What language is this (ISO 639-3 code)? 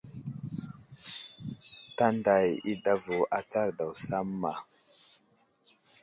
udl